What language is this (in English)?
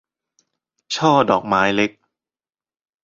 Thai